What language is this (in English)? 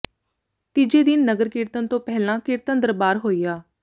Punjabi